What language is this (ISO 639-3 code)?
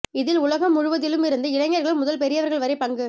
tam